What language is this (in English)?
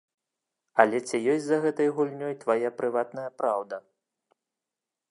Belarusian